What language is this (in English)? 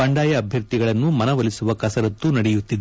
Kannada